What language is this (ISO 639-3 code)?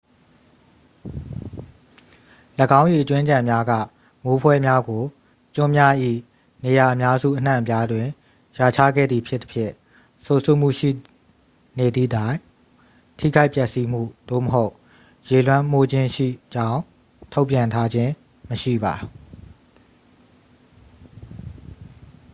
mya